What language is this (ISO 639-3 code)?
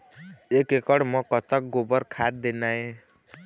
hne